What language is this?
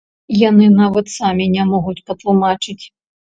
Belarusian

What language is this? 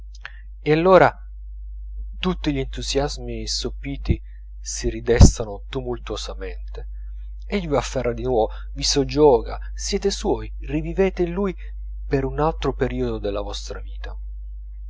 Italian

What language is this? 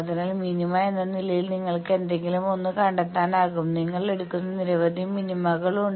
Malayalam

